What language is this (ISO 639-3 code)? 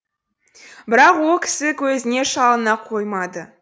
kaz